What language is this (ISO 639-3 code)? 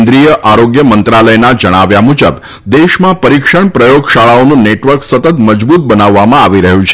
guj